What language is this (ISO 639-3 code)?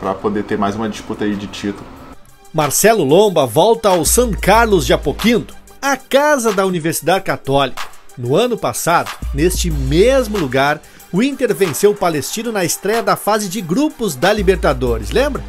por